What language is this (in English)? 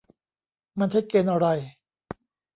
Thai